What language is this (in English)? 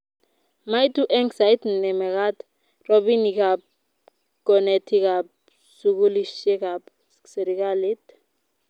Kalenjin